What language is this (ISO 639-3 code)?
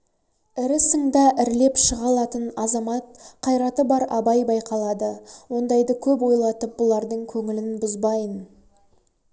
kaz